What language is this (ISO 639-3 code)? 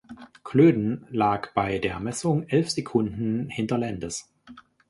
deu